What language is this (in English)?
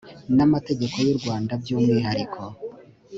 Kinyarwanda